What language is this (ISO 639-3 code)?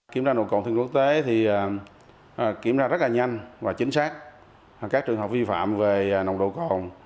vie